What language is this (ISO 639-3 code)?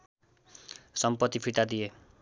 nep